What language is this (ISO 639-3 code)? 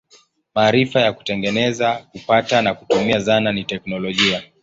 swa